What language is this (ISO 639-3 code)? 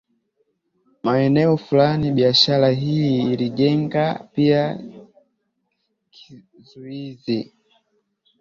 swa